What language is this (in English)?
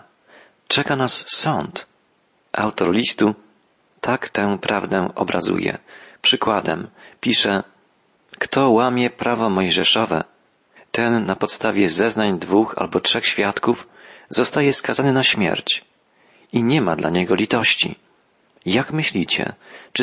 Polish